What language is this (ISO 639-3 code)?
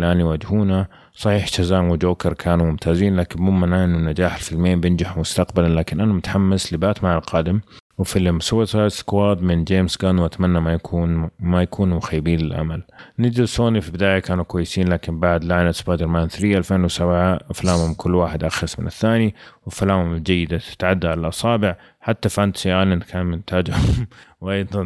ara